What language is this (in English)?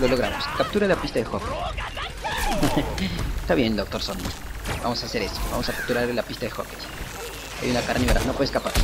Spanish